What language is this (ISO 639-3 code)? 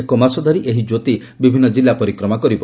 ori